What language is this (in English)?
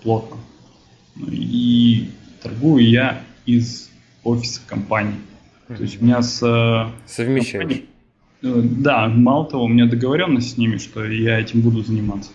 Russian